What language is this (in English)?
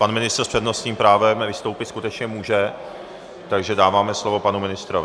Czech